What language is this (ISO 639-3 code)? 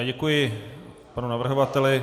ces